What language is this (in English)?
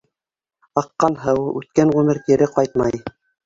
Bashkir